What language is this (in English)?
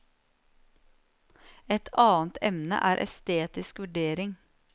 Norwegian